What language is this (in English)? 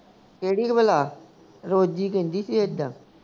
Punjabi